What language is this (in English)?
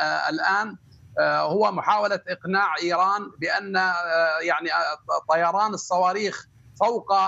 Arabic